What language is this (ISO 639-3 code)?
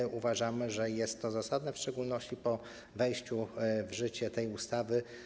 pol